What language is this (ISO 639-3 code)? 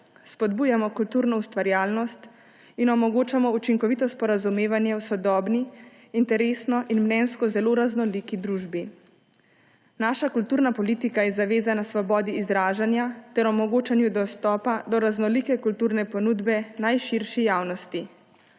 slv